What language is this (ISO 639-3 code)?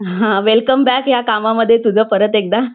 mar